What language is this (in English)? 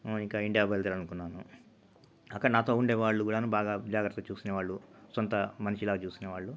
Telugu